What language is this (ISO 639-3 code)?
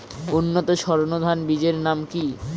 ben